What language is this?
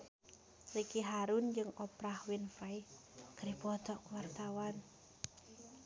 Sundanese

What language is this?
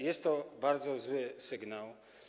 Polish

